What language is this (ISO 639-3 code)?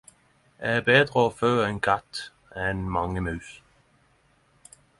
nno